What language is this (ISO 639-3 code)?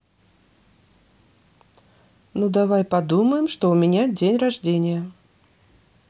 rus